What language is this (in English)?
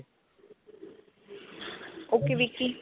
Punjabi